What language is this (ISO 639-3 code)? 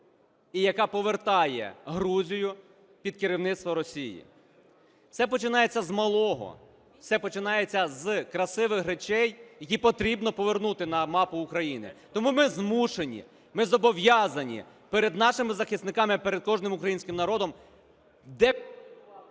ukr